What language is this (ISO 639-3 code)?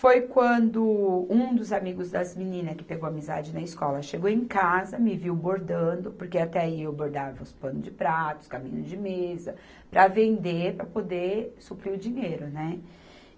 por